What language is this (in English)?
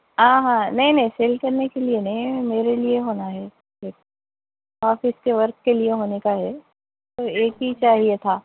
Urdu